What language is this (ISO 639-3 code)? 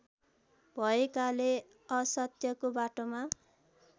nep